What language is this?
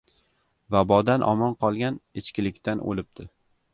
Uzbek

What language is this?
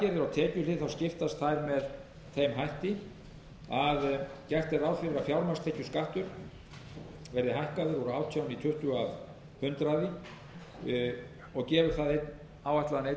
Icelandic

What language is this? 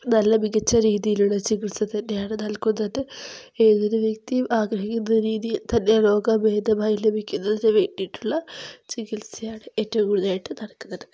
Malayalam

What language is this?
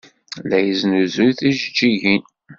Kabyle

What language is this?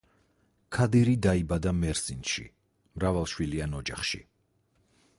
Georgian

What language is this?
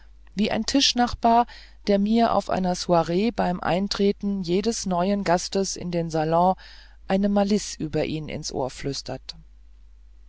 German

